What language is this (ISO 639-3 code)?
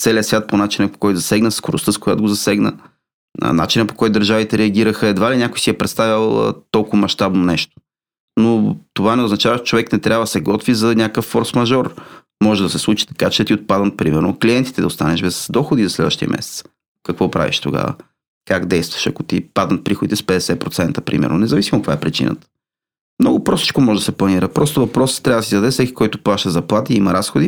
bul